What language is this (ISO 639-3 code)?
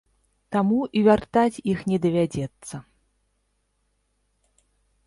bel